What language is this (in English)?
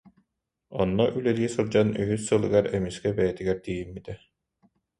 Yakut